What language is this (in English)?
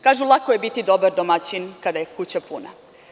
Serbian